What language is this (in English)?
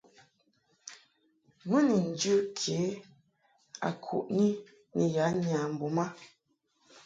Mungaka